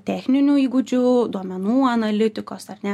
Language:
Lithuanian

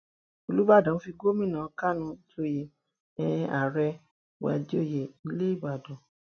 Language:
Yoruba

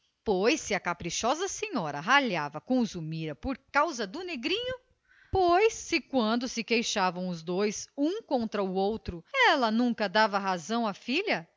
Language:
Portuguese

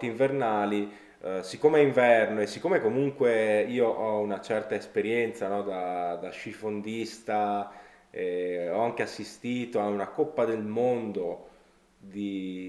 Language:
Italian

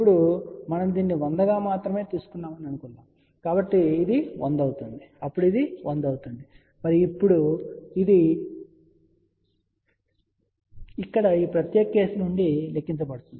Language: Telugu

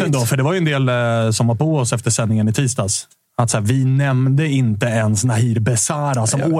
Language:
Swedish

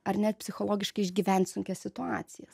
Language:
Lithuanian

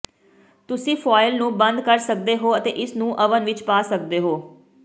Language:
Punjabi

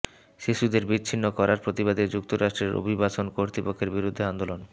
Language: Bangla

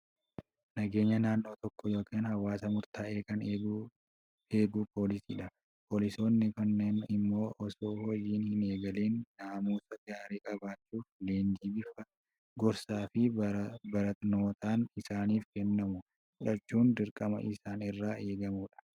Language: Oromo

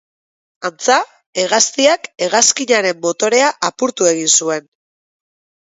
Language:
Basque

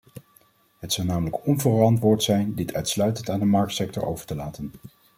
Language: Dutch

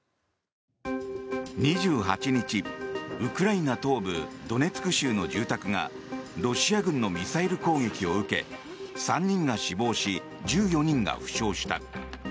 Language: Japanese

